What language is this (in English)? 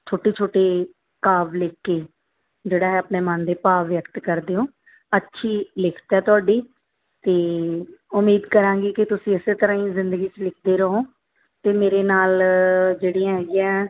Punjabi